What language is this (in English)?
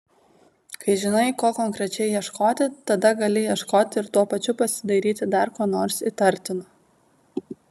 Lithuanian